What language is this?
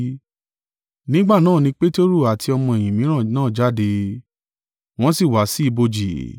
Yoruba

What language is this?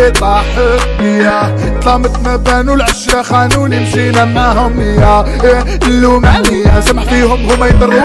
Portuguese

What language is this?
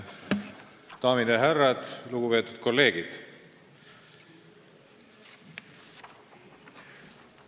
Estonian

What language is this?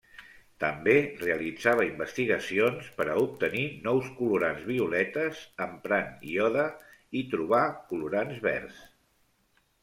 Catalan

